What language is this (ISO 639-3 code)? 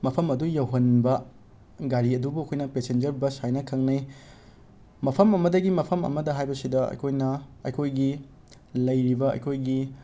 mni